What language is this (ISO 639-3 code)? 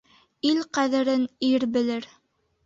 bak